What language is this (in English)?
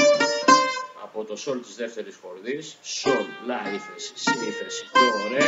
Greek